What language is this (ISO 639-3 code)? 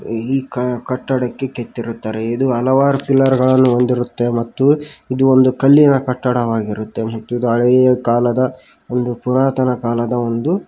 kan